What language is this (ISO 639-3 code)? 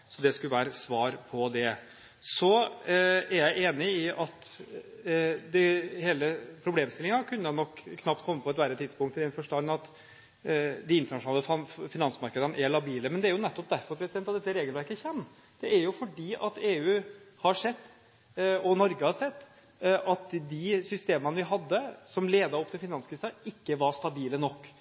nob